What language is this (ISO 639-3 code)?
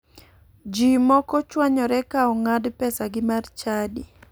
luo